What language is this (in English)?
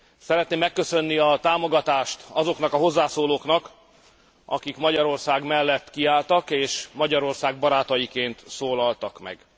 Hungarian